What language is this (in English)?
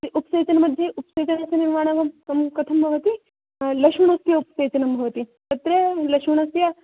Sanskrit